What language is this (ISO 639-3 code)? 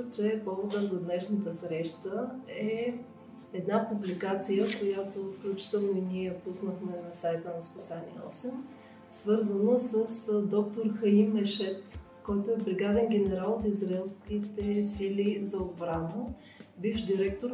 bul